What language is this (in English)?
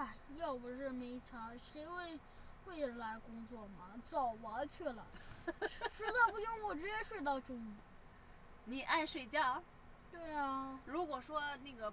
Chinese